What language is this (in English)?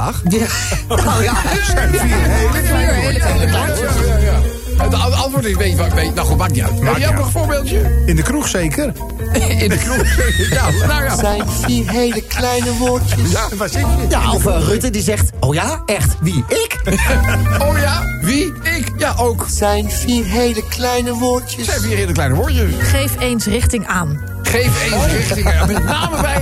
Dutch